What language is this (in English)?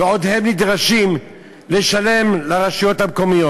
Hebrew